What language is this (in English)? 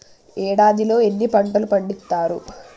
Telugu